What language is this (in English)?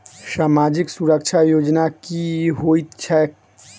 Maithili